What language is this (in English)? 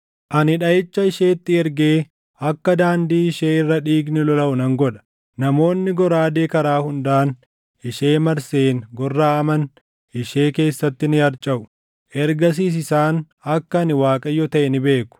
Oromo